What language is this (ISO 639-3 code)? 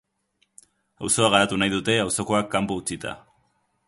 eus